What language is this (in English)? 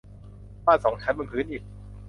Thai